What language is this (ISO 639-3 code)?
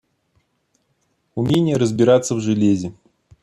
rus